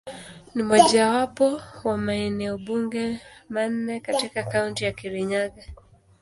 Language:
Swahili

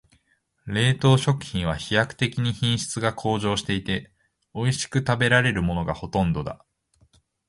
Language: Japanese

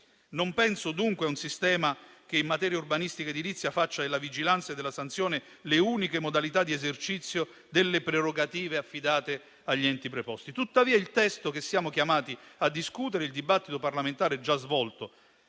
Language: Italian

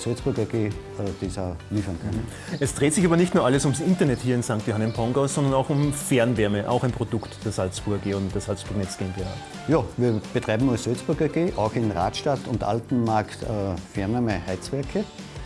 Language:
German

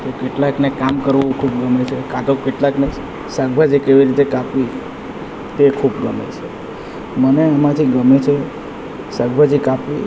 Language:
Gujarati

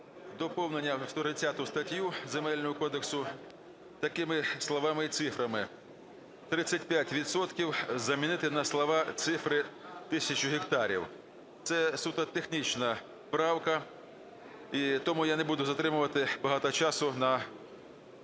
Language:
Ukrainian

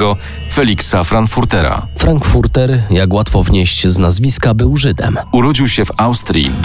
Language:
Polish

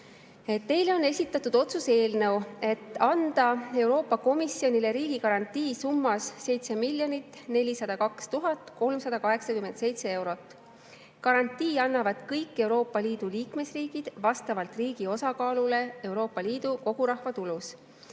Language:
Estonian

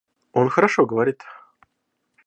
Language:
Russian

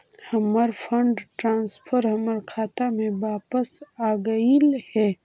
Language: Magahi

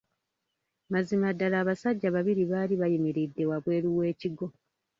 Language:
Ganda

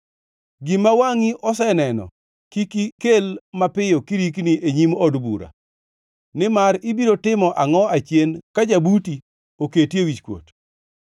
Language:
Luo (Kenya and Tanzania)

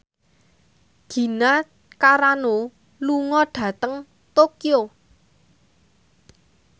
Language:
Javanese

